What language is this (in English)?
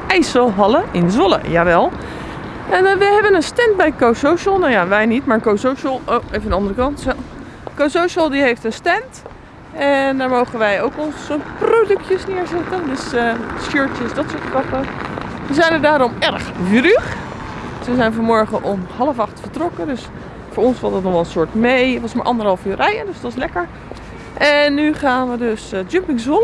Dutch